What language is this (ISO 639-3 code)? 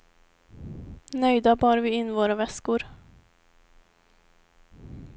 swe